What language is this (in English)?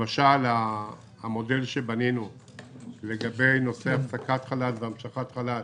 Hebrew